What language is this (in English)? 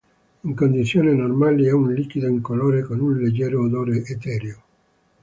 Italian